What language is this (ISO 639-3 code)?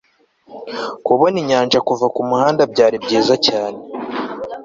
kin